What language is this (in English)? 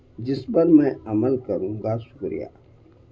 Urdu